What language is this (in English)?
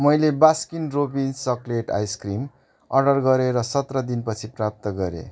Nepali